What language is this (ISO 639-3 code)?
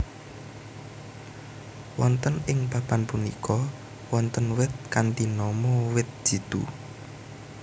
jav